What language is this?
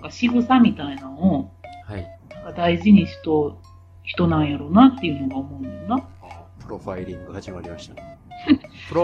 Japanese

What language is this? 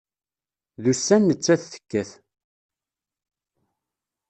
Kabyle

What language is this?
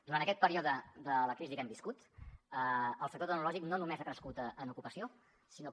Catalan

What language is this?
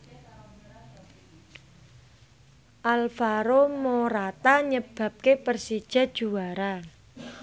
Javanese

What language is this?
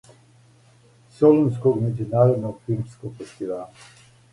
Serbian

